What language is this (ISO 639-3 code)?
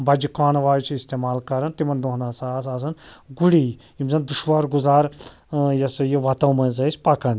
kas